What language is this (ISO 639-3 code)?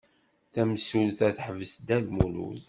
kab